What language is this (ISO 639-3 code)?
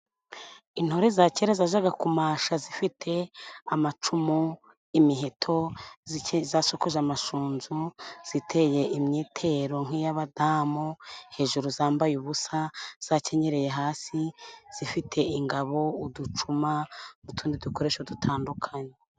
kin